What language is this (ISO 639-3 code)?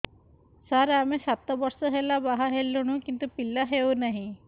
ori